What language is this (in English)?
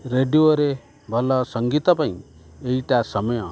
Odia